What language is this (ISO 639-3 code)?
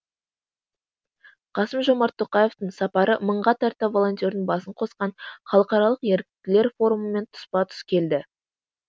kaz